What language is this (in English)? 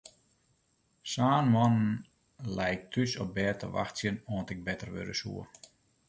Western Frisian